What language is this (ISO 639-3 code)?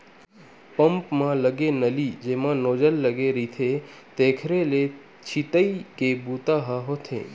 hne